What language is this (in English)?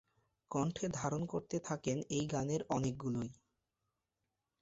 Bangla